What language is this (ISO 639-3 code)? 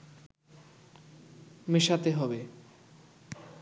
ben